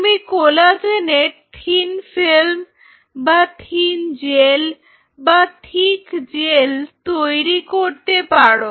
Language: Bangla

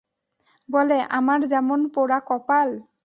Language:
Bangla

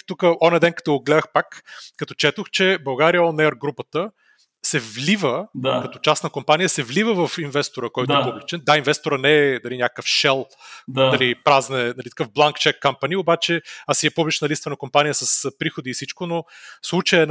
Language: Bulgarian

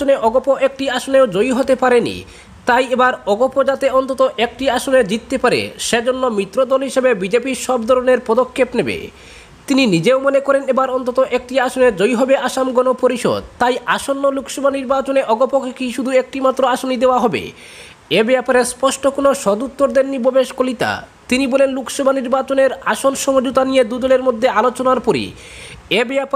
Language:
Indonesian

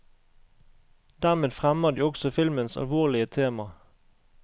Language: Norwegian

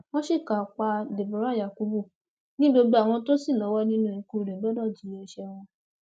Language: Yoruba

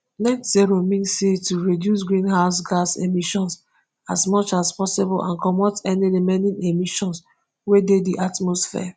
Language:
Nigerian Pidgin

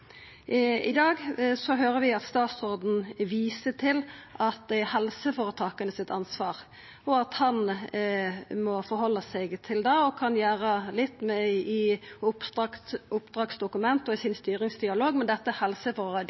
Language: Norwegian Nynorsk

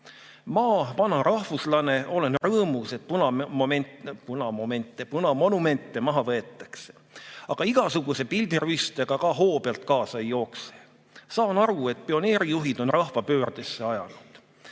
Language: Estonian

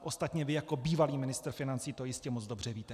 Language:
Czech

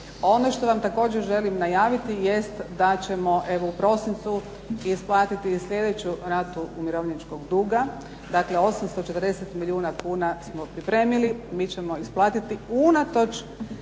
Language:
Croatian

